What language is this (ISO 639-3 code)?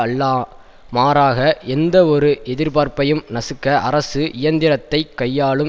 tam